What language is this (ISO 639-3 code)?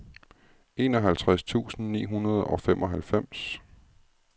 dan